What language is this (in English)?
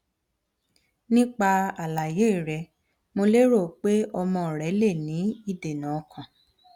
Yoruba